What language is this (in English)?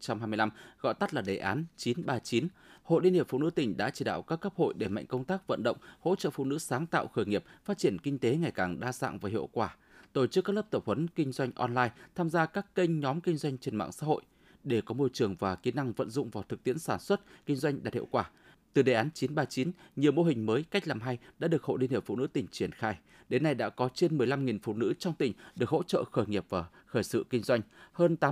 Vietnamese